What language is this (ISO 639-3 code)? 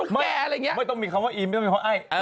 tha